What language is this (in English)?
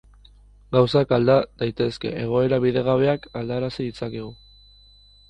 Basque